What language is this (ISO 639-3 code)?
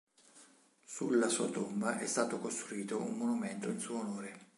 ita